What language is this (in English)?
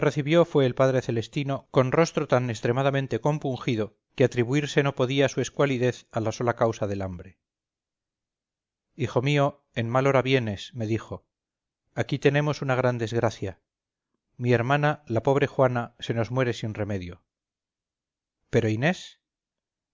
Spanish